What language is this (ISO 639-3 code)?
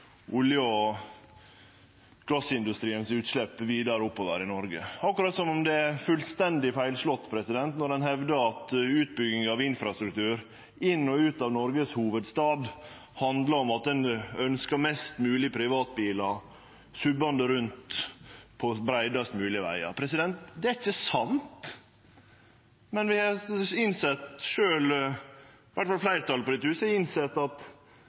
nno